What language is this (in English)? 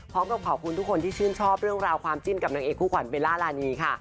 Thai